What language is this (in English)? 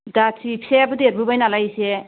Bodo